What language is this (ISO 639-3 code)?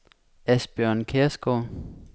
dan